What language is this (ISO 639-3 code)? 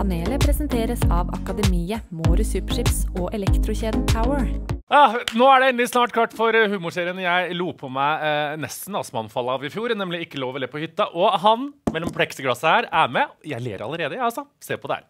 nor